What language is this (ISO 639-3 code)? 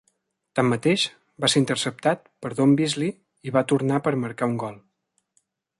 cat